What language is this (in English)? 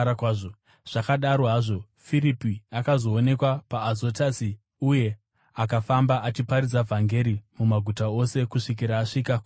Shona